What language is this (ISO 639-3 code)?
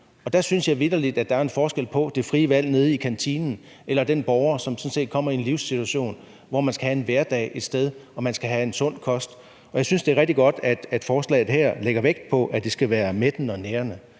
dan